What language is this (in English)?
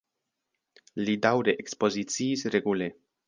Esperanto